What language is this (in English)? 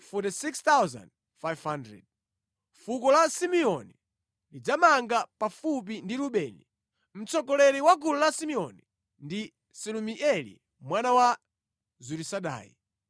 Nyanja